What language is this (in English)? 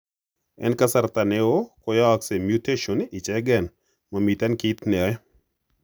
Kalenjin